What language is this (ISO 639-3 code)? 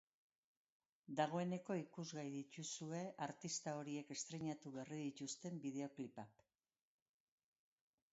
eus